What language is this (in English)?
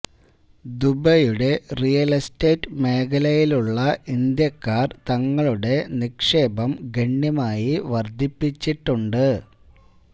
Malayalam